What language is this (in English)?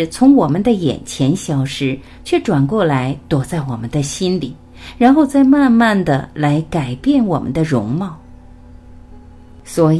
Chinese